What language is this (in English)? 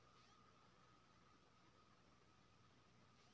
Maithili